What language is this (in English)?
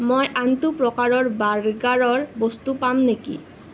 Assamese